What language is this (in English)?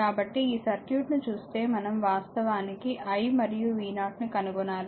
Telugu